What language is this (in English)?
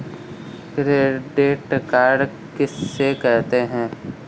Hindi